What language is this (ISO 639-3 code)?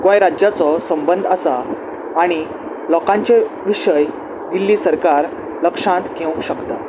kok